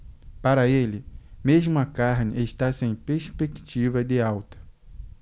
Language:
Portuguese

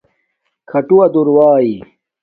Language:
Domaaki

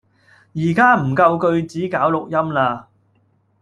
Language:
Cantonese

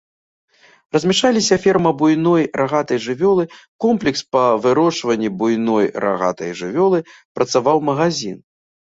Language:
Belarusian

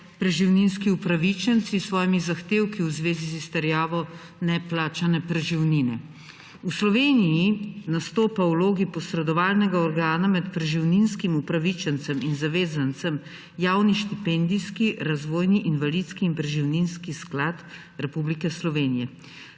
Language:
Slovenian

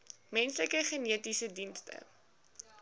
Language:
Afrikaans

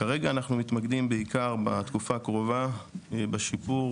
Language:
Hebrew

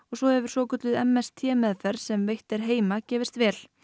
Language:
Icelandic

